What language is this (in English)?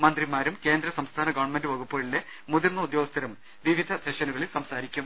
Malayalam